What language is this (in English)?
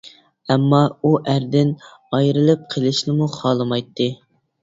Uyghur